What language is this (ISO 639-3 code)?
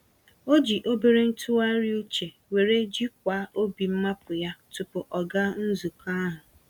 ibo